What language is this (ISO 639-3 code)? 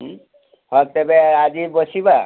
ori